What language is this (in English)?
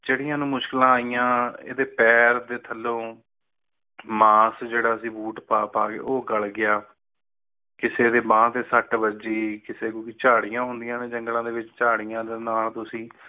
Punjabi